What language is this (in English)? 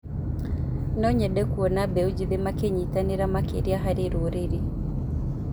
Kikuyu